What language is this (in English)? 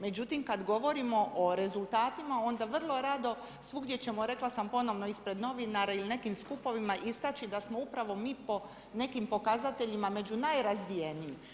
Croatian